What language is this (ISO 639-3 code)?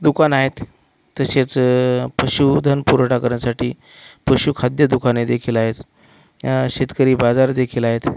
mar